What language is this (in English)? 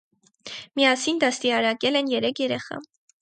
Armenian